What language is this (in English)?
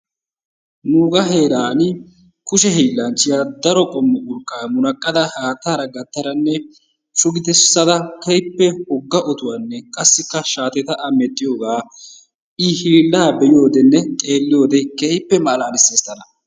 Wolaytta